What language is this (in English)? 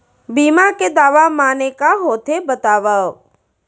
Chhattisgarhi